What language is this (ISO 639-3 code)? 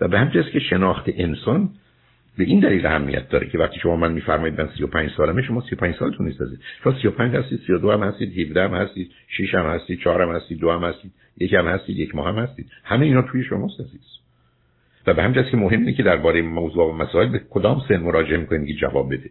fas